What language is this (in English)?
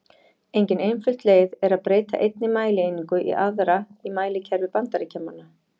Icelandic